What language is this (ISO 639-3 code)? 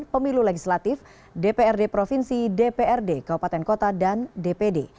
ind